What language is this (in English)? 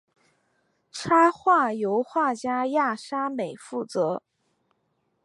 Chinese